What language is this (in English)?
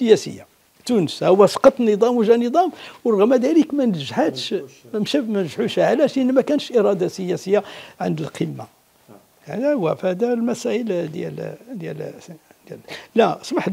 Arabic